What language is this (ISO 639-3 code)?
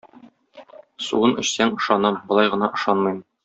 tat